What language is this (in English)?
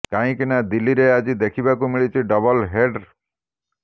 Odia